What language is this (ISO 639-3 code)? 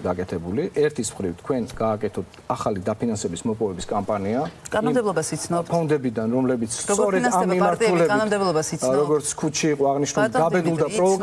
deu